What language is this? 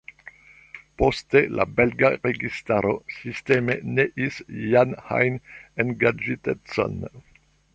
Esperanto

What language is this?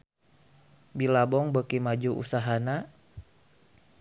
Sundanese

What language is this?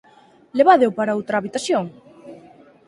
Galician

